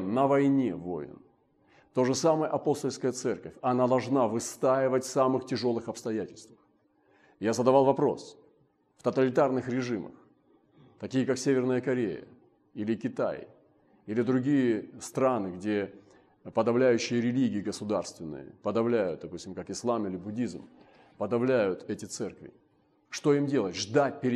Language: Russian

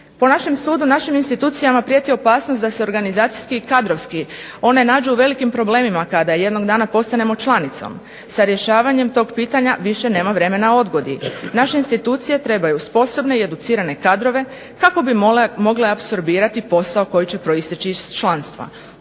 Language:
Croatian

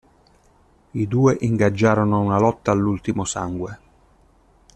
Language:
Italian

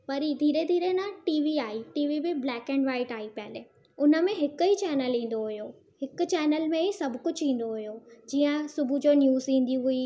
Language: Sindhi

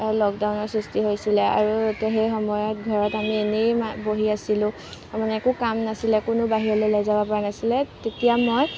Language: Assamese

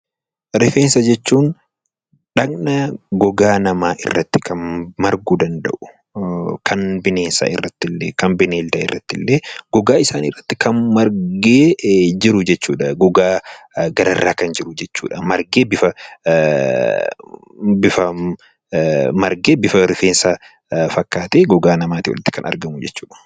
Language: Oromo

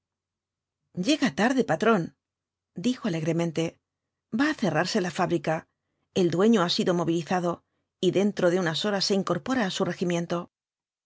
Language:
Spanish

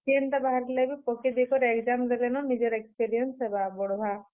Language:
Odia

